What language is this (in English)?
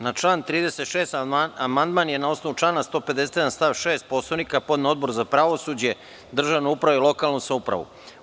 Serbian